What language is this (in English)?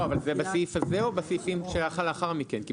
Hebrew